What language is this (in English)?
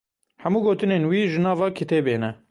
Kurdish